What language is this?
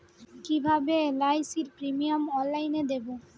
Bangla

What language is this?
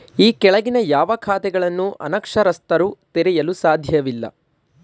Kannada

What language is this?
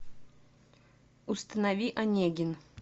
Russian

